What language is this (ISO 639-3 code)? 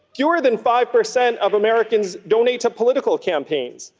eng